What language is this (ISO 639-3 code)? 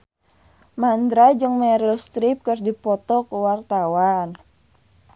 sun